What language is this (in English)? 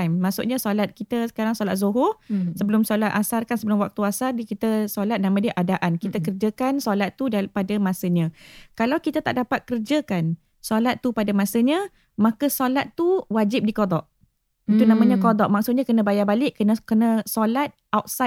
Malay